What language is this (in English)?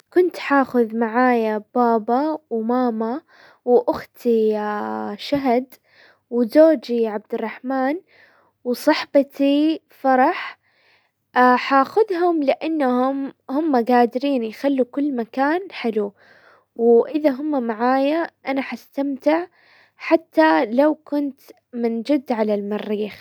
Hijazi Arabic